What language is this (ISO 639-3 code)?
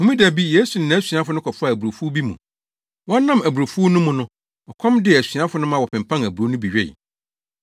aka